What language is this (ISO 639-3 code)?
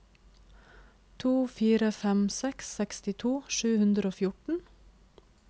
nor